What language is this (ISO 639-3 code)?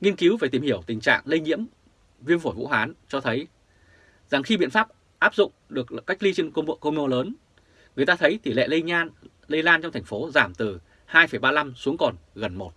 vie